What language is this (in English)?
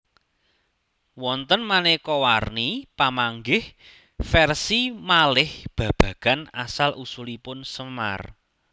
Javanese